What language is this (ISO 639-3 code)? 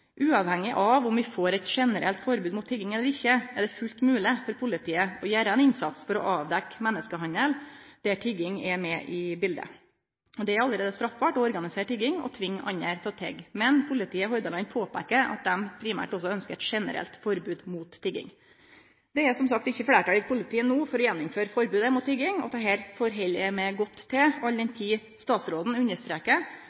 nno